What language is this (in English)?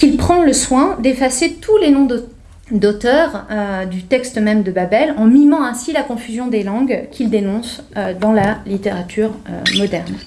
French